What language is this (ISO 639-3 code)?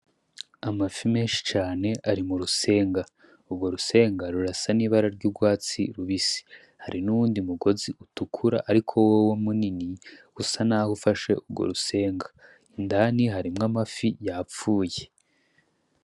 run